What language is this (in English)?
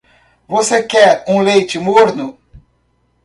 Portuguese